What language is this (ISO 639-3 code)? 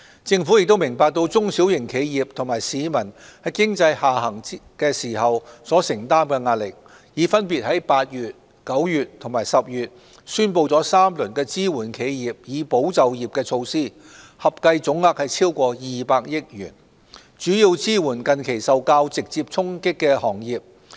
yue